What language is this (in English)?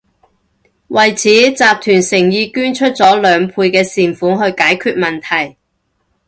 Cantonese